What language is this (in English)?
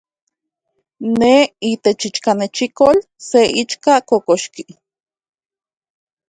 Central Puebla Nahuatl